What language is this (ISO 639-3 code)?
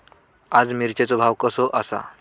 mar